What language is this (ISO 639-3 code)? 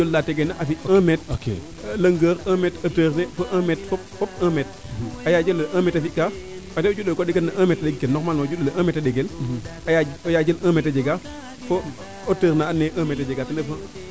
srr